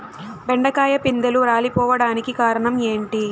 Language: Telugu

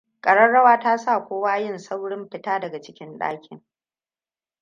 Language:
Hausa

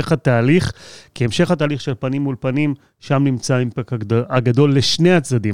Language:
Hebrew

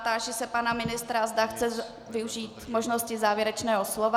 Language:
Czech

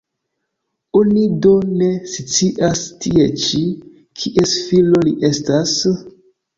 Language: Esperanto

